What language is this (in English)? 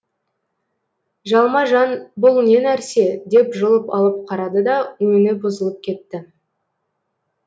Kazakh